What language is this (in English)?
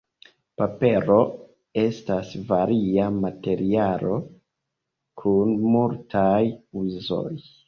Esperanto